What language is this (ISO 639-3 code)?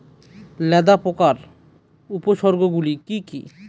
ben